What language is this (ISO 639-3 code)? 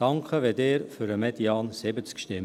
gsw